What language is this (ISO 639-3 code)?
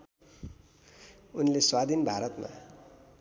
nep